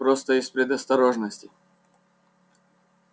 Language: Russian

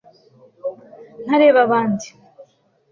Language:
Kinyarwanda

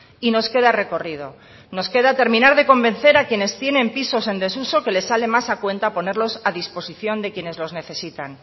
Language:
Spanish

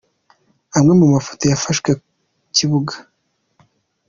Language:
Kinyarwanda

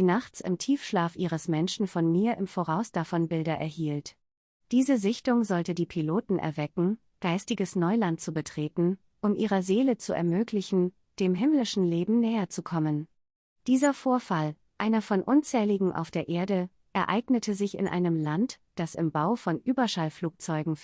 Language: German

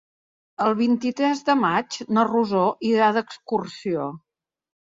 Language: Catalan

